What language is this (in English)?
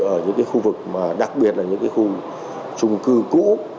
Vietnamese